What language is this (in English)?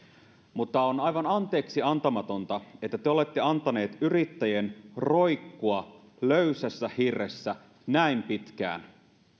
Finnish